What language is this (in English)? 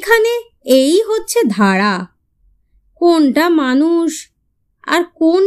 Bangla